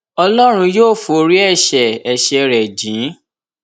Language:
Yoruba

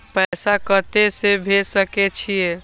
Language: Maithili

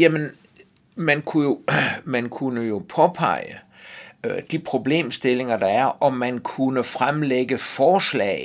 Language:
Danish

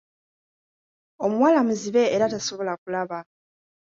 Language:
Ganda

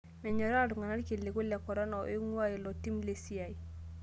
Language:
Masai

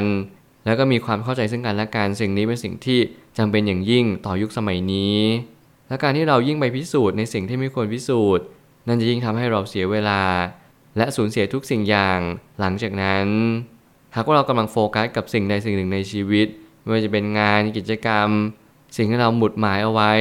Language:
Thai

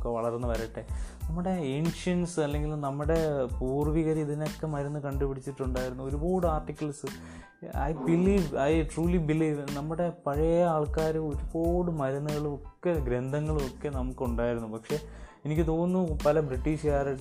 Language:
Malayalam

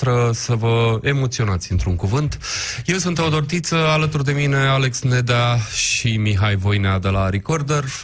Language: Romanian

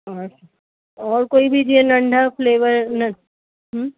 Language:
Sindhi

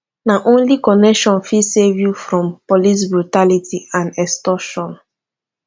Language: Nigerian Pidgin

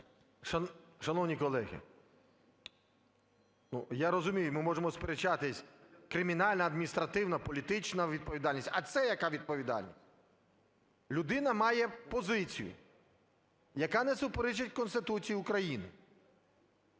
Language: Ukrainian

